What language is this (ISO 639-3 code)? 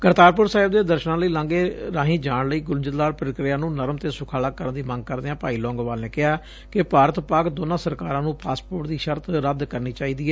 pan